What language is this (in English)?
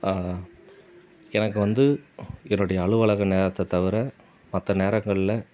Tamil